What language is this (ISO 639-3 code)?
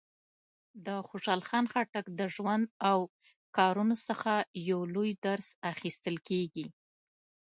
pus